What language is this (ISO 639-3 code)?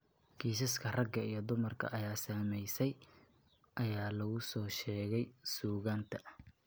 som